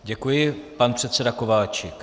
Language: Czech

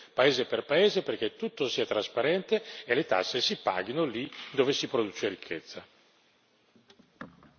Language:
Italian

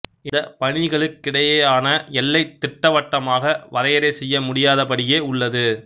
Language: Tamil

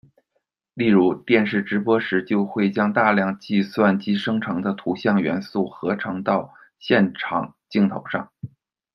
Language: Chinese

